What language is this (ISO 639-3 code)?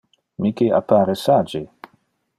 ina